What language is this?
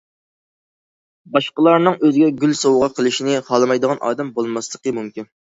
Uyghur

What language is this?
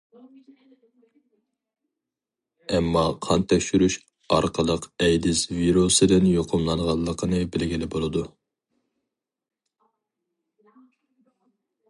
Uyghur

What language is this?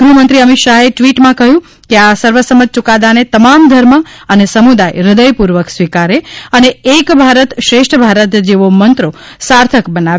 Gujarati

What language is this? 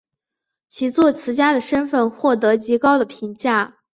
Chinese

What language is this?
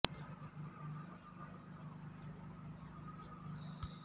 Kannada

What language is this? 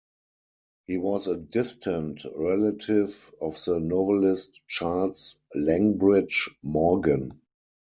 English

